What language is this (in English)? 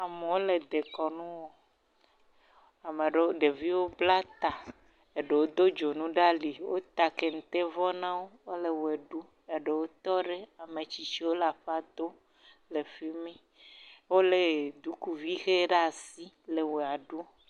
Ewe